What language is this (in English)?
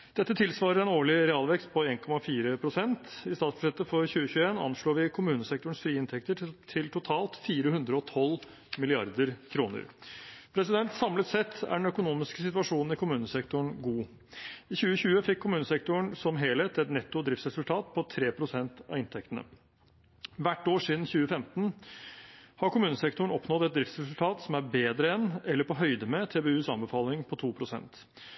Norwegian Bokmål